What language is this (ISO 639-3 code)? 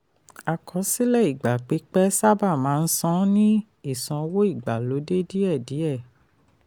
yor